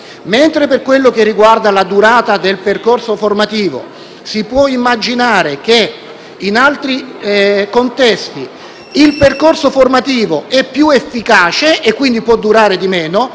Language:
Italian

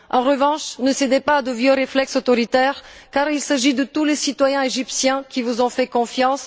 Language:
French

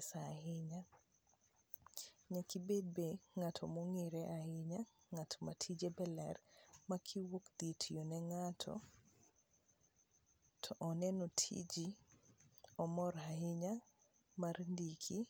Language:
Luo (Kenya and Tanzania)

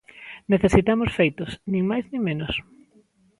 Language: Galician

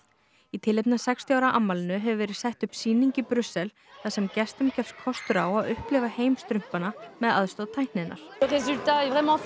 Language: Icelandic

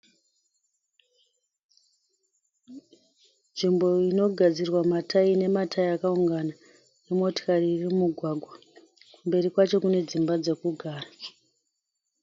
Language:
Shona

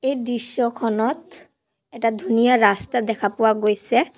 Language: Assamese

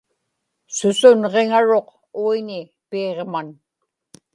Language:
Inupiaq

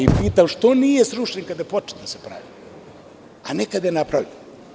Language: Serbian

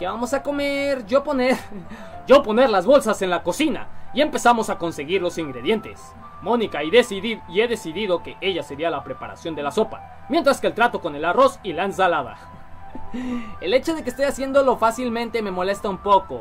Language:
Spanish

